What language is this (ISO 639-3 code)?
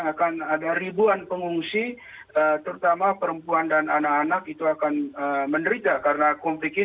ind